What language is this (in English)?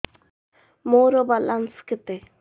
Odia